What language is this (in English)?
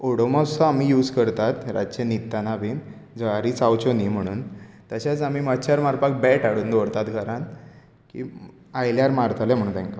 Konkani